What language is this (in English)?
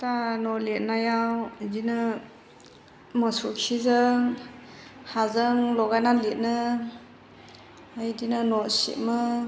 Bodo